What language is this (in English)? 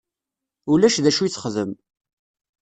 Kabyle